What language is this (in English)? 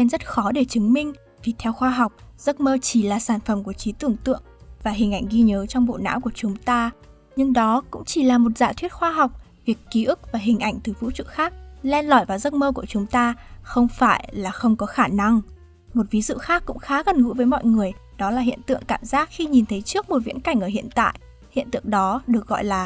Vietnamese